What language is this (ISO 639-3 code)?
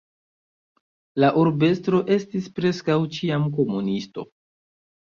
epo